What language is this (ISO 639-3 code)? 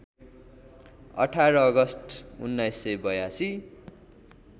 nep